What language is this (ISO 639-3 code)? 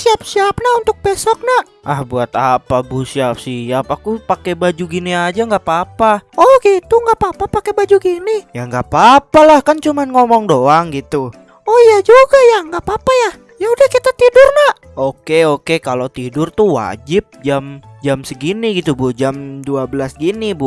ind